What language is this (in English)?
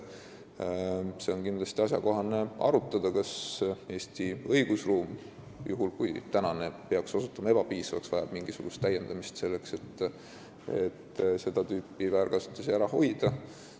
Estonian